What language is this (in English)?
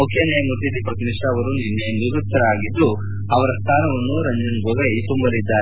Kannada